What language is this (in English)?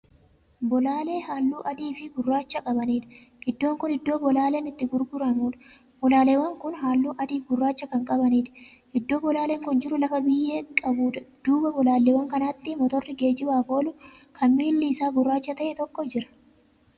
Oromo